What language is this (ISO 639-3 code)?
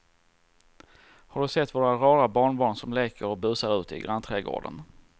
swe